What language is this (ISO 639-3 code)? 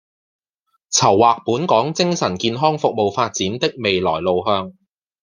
yue